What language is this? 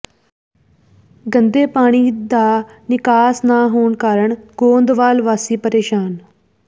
Punjabi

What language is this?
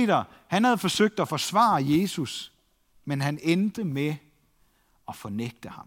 Danish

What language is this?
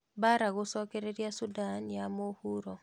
Kikuyu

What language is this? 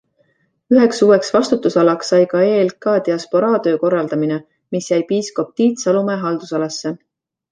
Estonian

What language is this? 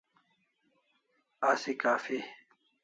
Kalasha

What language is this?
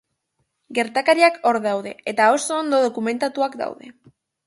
Basque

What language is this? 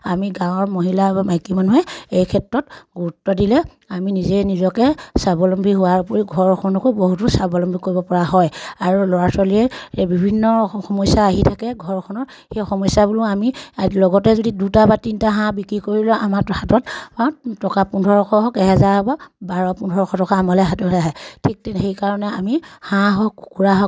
Assamese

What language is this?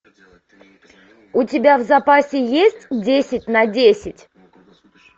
Russian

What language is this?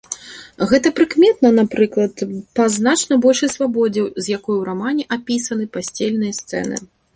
Belarusian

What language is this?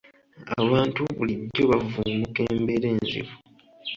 Ganda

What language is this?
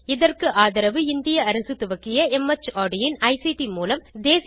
Tamil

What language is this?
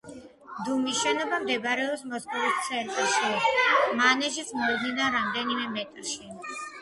Georgian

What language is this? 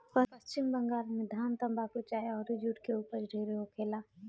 Bhojpuri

